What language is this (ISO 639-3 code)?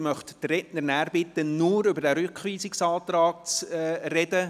gsw